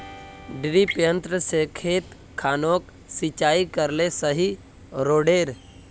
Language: Magahi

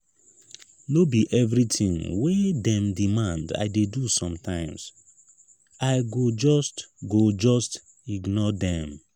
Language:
Nigerian Pidgin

